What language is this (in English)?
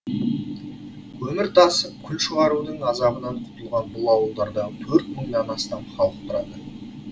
Kazakh